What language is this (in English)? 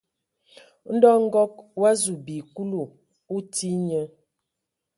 Ewondo